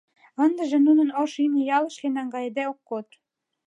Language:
Mari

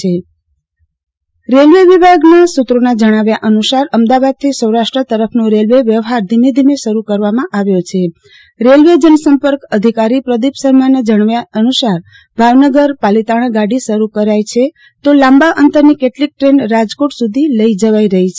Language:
Gujarati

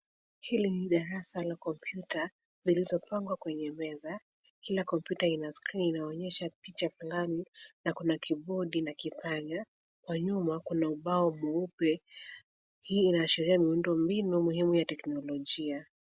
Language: Swahili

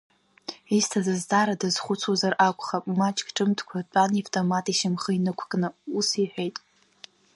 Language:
Abkhazian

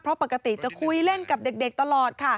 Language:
Thai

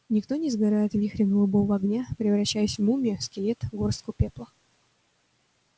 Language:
Russian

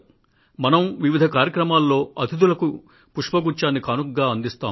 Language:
Telugu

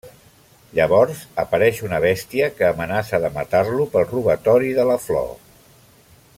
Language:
Catalan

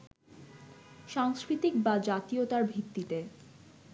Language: Bangla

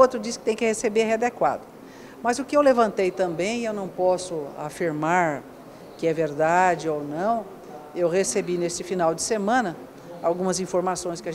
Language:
Portuguese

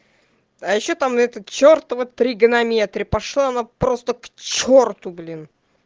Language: Russian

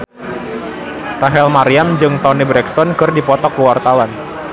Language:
Sundanese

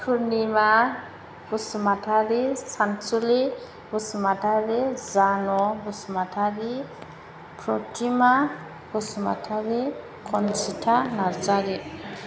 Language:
Bodo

